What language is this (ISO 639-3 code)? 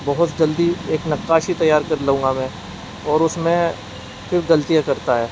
urd